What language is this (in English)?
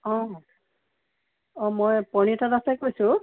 Assamese